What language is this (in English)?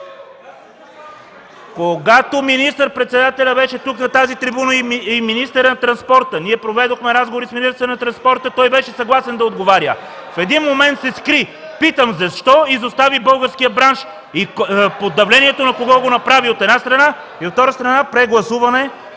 Bulgarian